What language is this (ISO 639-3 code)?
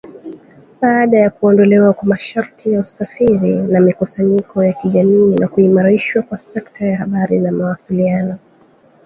swa